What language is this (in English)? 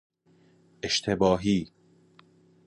Persian